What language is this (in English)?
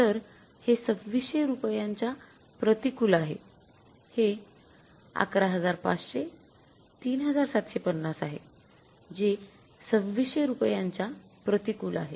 Marathi